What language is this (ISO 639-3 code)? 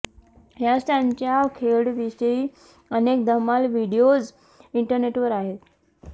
mar